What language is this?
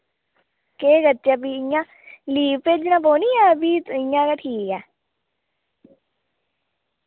Dogri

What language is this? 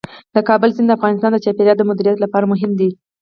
Pashto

